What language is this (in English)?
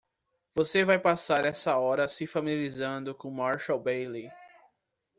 Portuguese